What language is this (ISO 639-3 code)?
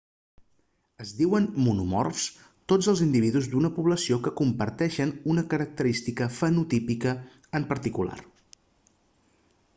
cat